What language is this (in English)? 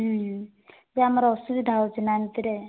Odia